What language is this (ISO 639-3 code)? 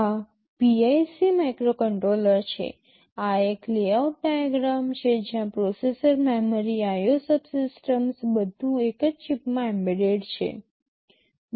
guj